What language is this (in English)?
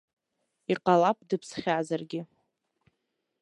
Abkhazian